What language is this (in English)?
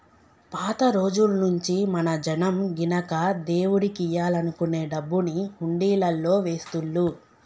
Telugu